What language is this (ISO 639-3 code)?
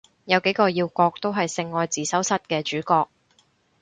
yue